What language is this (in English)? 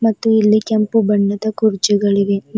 Kannada